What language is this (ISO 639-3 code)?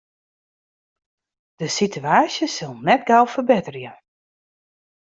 fry